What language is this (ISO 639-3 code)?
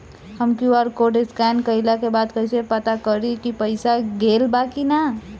bho